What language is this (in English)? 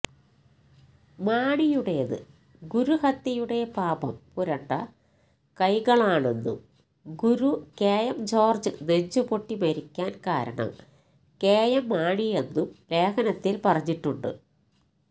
Malayalam